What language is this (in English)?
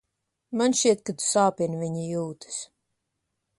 Latvian